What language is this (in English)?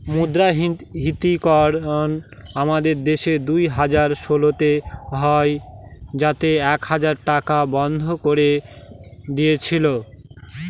Bangla